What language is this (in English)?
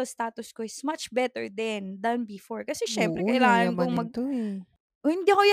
Filipino